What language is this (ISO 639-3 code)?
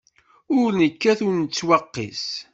kab